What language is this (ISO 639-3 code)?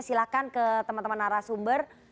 ind